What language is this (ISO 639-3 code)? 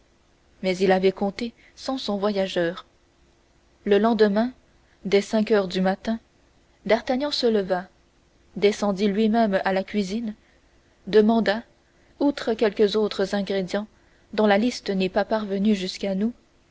fra